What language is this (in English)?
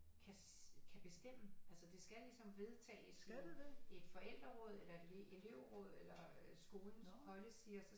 Danish